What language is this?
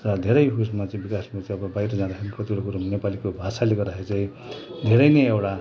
Nepali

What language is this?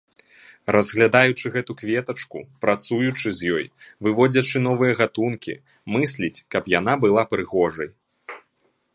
Belarusian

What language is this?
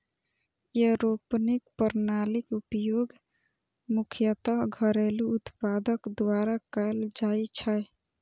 Maithili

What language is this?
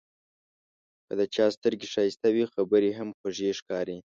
Pashto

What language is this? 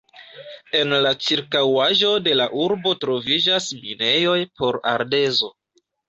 Esperanto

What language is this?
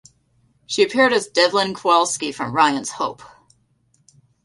English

